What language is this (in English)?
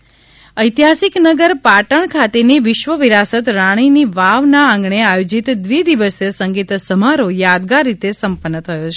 Gujarati